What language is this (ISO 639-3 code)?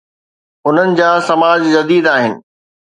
snd